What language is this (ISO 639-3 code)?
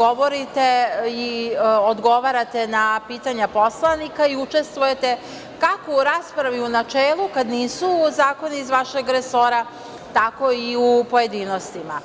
srp